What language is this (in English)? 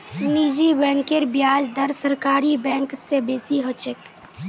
Magahi